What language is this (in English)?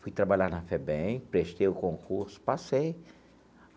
Portuguese